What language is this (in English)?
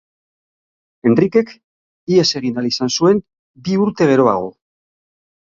Basque